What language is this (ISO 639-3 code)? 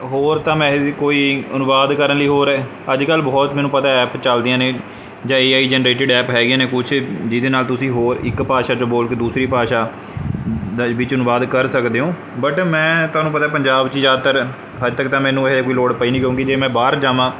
pan